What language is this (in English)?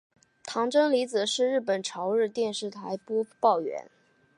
Chinese